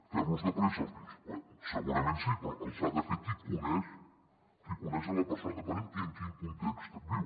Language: Catalan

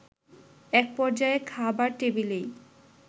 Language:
Bangla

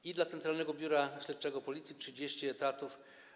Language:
Polish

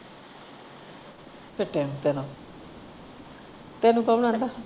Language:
Punjabi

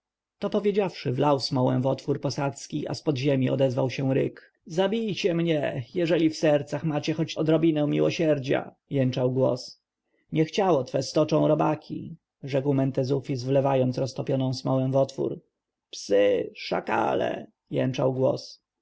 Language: Polish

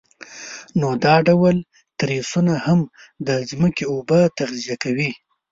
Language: Pashto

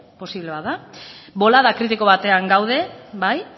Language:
Basque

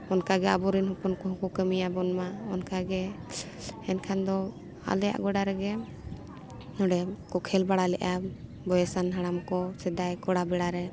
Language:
Santali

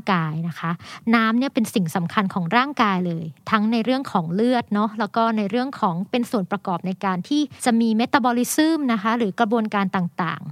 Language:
Thai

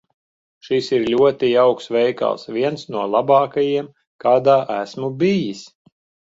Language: Latvian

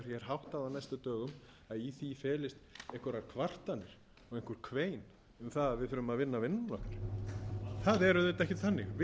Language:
Icelandic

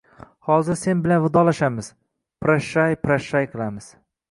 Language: Uzbek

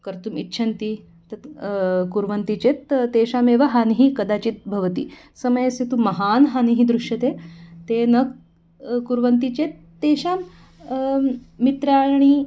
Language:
Sanskrit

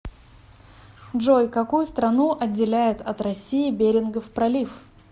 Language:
Russian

